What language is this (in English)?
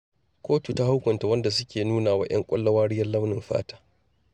Hausa